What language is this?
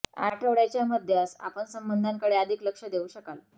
Marathi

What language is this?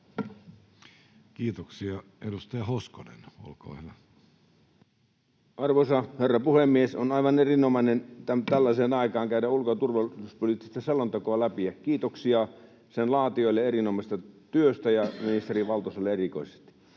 Finnish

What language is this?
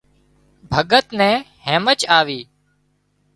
Wadiyara Koli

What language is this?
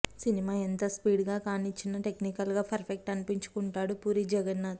Telugu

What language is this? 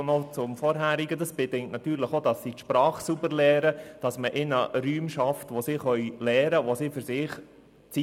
Swiss German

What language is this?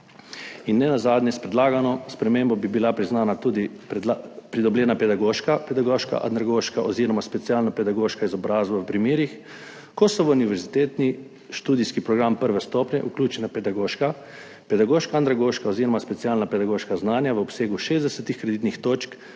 Slovenian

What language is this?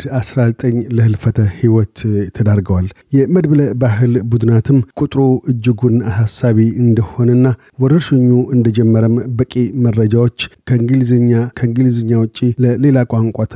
Amharic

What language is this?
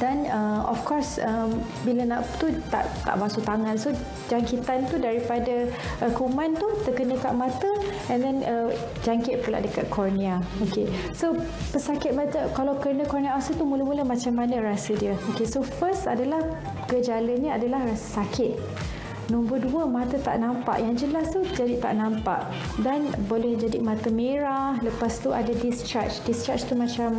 Malay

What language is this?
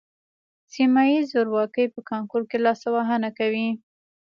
Pashto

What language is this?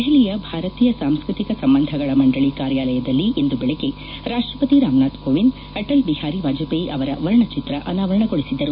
Kannada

